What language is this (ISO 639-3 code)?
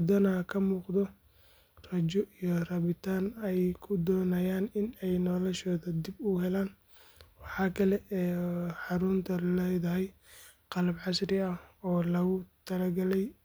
som